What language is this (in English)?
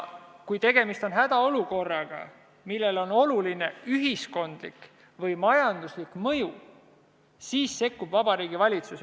Estonian